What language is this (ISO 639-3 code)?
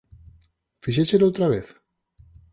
glg